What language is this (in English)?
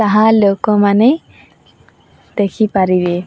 Odia